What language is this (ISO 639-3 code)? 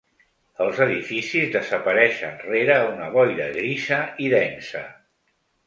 cat